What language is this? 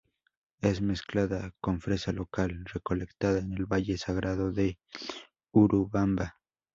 Spanish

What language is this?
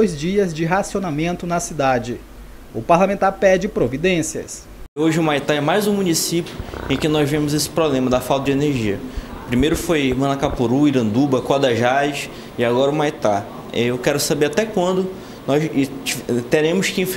Portuguese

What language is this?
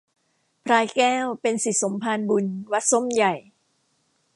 Thai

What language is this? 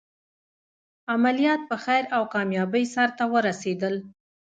Pashto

